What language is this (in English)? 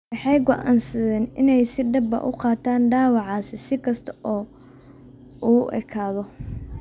Somali